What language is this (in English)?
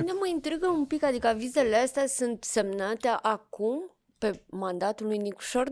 Romanian